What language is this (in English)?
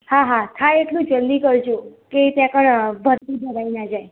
Gujarati